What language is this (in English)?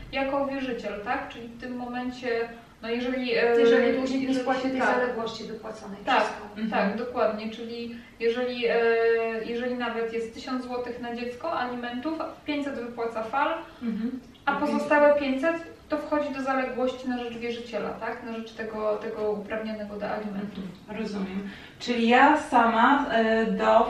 Polish